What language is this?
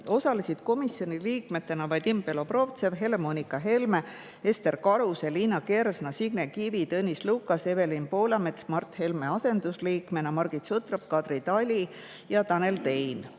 Estonian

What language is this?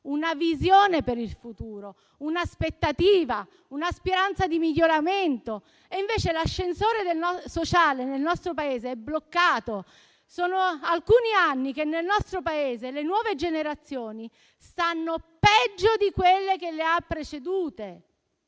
Italian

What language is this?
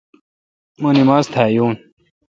Kalkoti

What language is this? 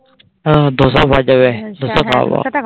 Bangla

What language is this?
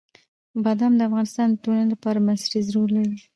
Pashto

